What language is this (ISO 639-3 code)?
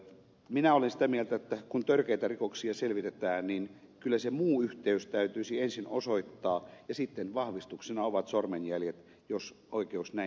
fin